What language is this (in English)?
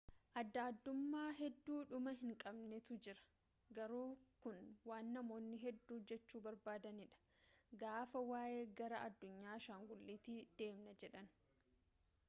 Oromo